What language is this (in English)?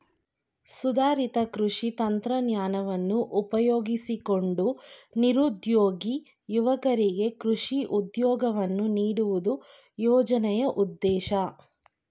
Kannada